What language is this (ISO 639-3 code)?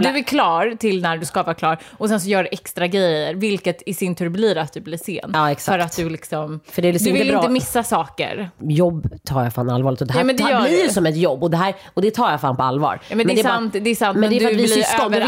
swe